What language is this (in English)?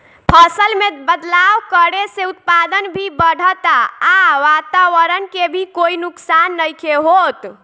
Bhojpuri